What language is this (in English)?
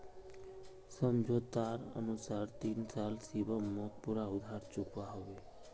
Magahi